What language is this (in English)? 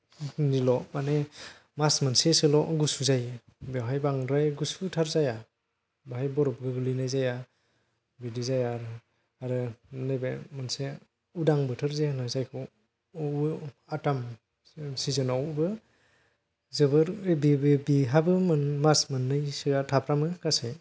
Bodo